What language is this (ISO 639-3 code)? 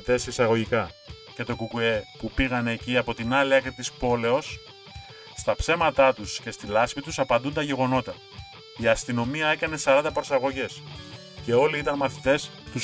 ell